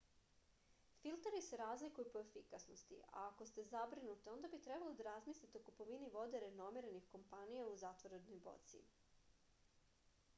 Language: Serbian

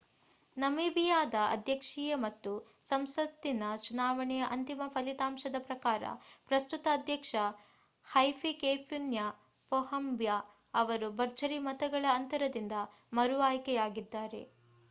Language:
Kannada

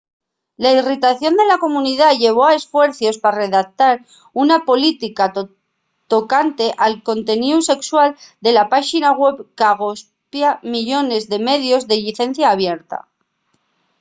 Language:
Asturian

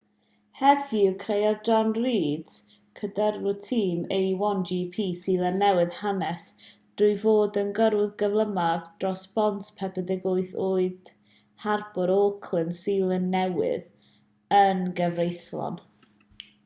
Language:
Welsh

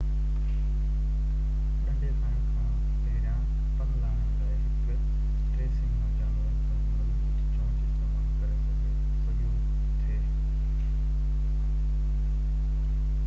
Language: Sindhi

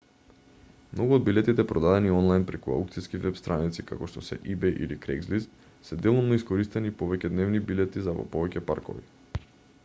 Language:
Macedonian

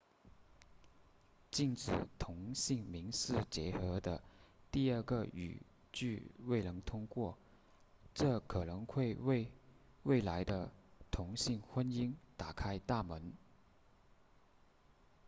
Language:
Chinese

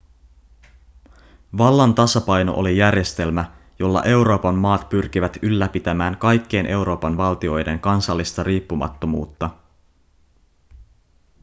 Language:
Finnish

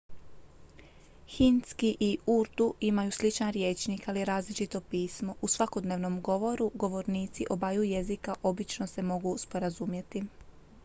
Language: Croatian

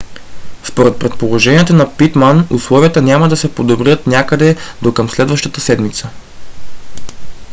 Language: Bulgarian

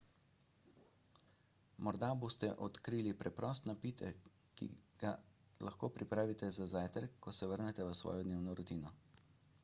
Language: Slovenian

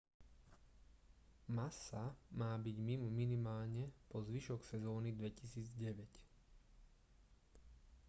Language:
Slovak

